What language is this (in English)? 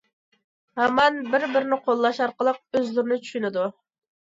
Uyghur